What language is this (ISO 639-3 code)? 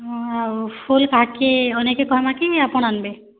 ori